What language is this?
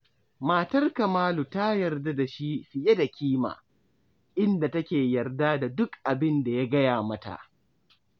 Hausa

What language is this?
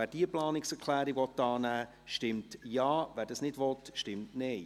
Swiss German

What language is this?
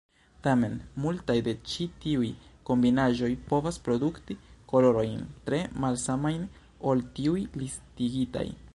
Esperanto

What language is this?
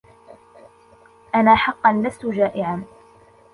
Arabic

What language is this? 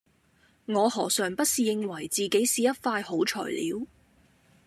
Cantonese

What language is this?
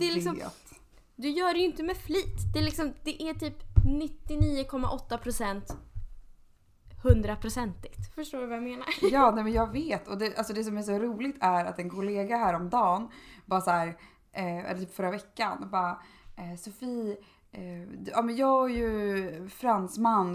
Swedish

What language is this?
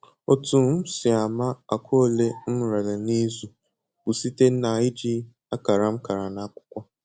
Igbo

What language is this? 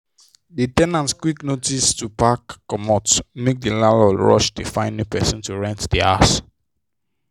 Nigerian Pidgin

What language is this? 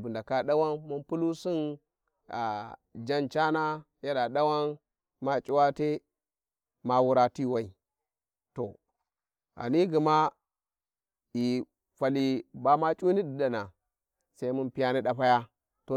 Warji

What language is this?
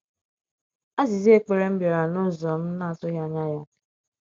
Igbo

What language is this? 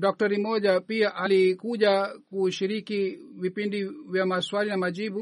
Swahili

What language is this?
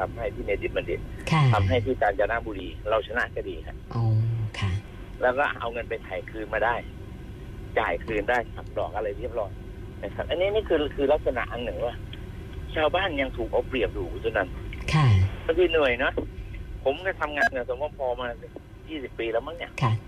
Thai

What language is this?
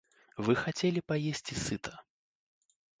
Belarusian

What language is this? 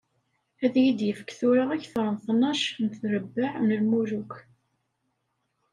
Kabyle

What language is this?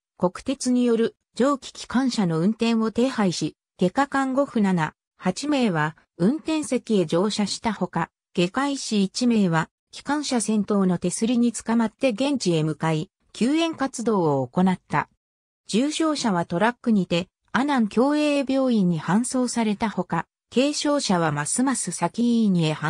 Japanese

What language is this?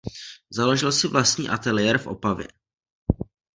Czech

